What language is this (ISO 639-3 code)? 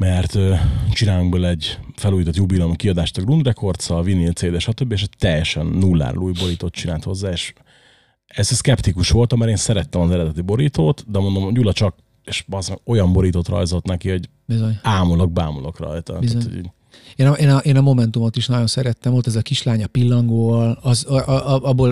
hun